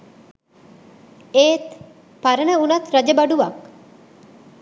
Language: Sinhala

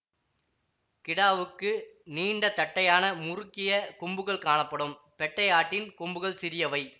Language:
Tamil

